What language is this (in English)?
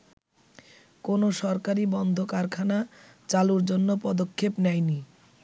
Bangla